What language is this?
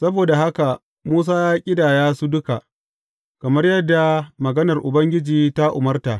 Hausa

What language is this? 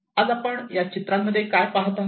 Marathi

